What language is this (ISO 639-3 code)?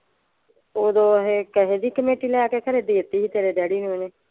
pan